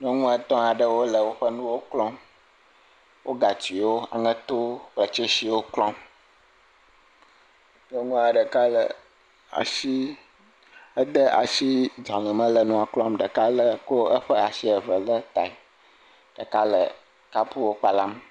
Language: Ewe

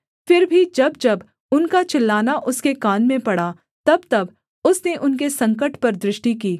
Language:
Hindi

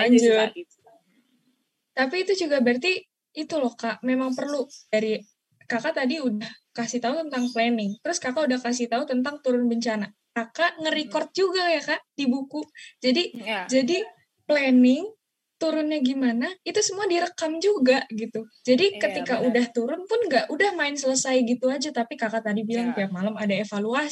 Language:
Indonesian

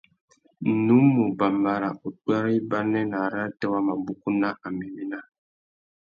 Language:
Tuki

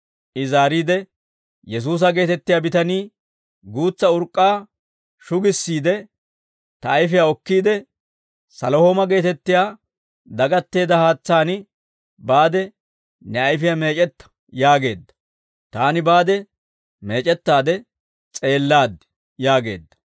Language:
Dawro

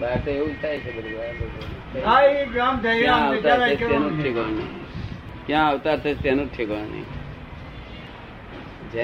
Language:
Gujarati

